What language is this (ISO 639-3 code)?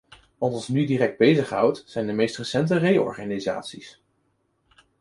nld